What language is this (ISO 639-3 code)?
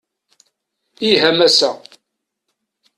kab